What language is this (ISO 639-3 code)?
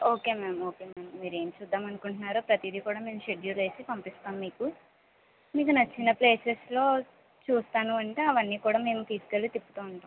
tel